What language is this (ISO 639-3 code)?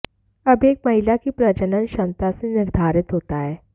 hin